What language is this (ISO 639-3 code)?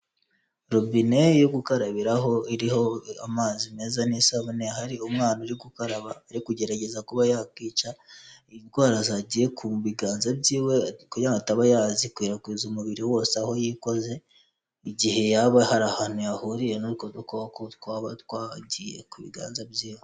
kin